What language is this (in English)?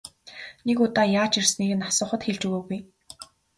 Mongolian